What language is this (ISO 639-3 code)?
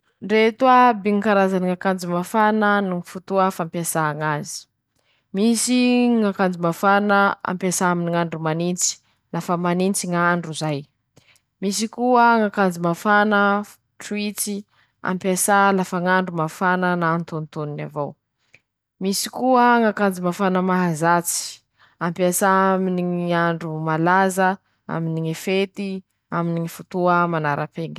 msh